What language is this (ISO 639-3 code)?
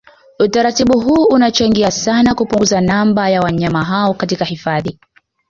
swa